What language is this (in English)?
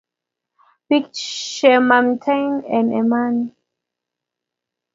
Kalenjin